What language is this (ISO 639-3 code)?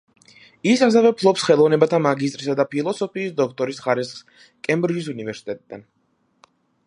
kat